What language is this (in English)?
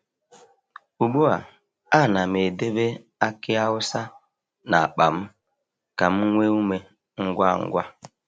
Igbo